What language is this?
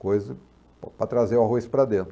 Portuguese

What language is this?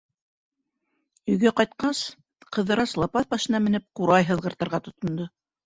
Bashkir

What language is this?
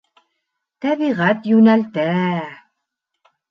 Bashkir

